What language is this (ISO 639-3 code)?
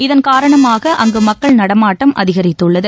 tam